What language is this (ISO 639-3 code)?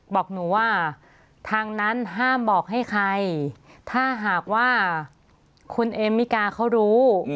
tha